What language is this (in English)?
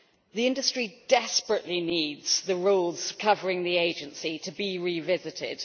English